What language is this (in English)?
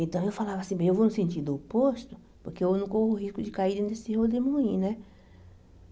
Portuguese